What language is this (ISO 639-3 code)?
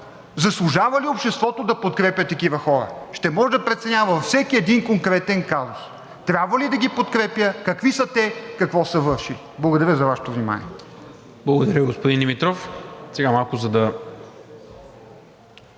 bul